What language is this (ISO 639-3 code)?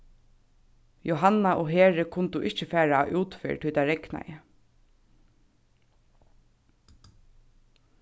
fao